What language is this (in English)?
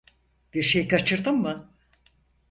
Turkish